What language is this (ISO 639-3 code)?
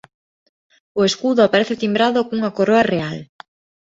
glg